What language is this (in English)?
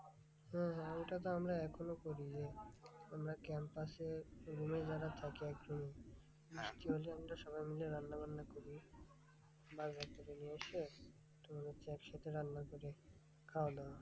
Bangla